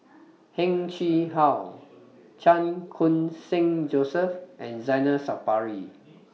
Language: English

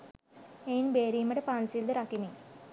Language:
Sinhala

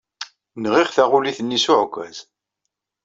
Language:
Kabyle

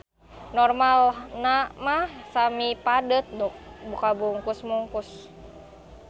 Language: Sundanese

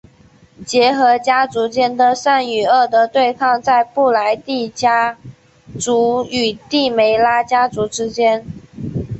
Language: Chinese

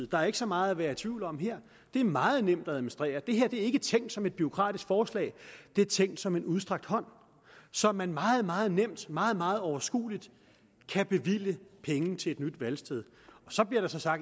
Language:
Danish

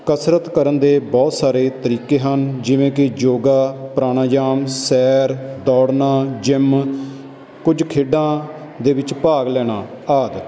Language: Punjabi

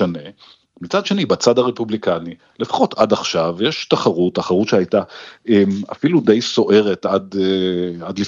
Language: Hebrew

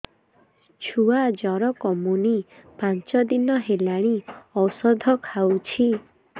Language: Odia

